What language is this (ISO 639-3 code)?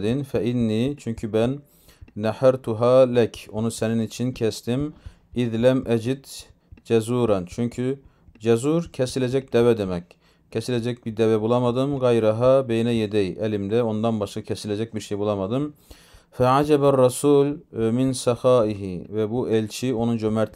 tur